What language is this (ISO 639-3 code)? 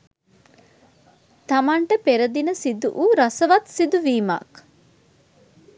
sin